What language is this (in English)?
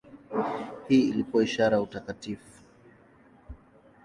Swahili